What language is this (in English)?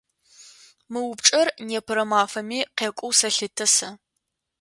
Adyghe